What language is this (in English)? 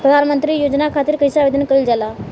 Bhojpuri